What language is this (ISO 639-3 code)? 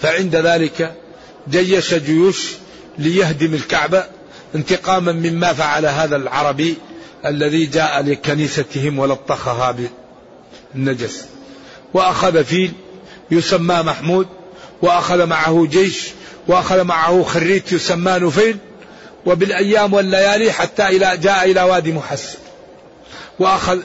ara